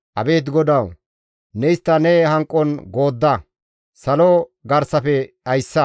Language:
Gamo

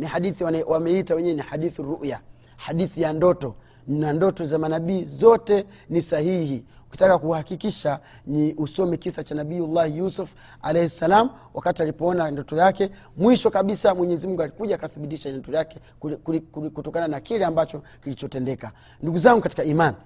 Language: Swahili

